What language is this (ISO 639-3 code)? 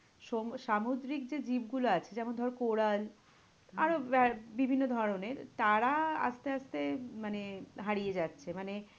ben